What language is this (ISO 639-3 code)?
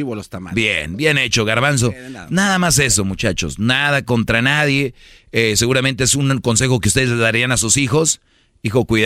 spa